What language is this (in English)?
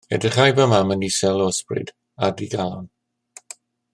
Welsh